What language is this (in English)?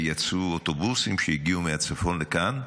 Hebrew